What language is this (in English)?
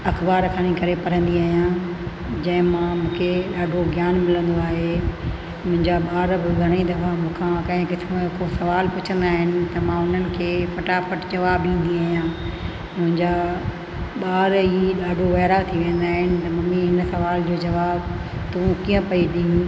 Sindhi